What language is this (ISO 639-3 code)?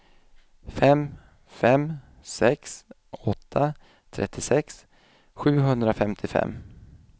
swe